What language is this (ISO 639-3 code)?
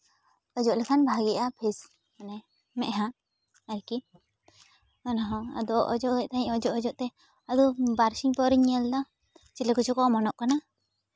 sat